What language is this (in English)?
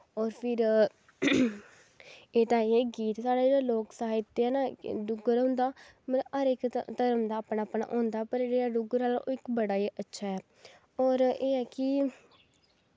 Dogri